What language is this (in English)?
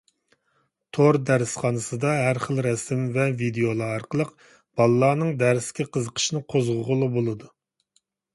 Uyghur